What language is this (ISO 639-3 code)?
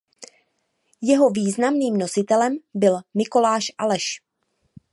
ces